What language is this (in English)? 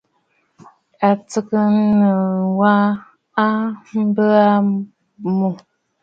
Bafut